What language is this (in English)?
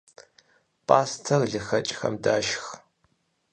Kabardian